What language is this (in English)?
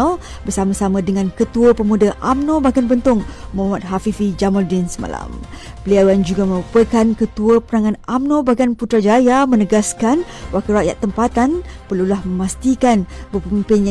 Malay